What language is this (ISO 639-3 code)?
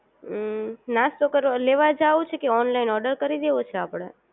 guj